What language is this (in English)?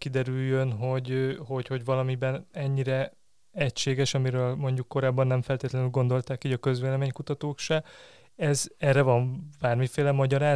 Hungarian